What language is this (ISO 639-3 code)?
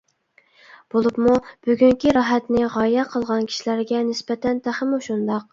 uig